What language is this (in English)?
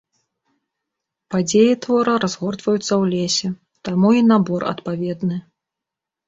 Belarusian